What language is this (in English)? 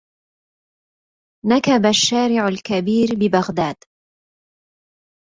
Arabic